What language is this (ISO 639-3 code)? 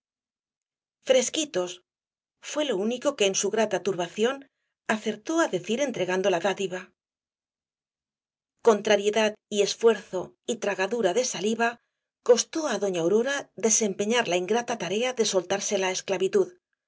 spa